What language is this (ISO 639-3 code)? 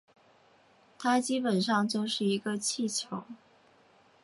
zho